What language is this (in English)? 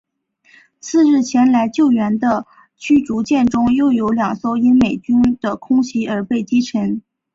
Chinese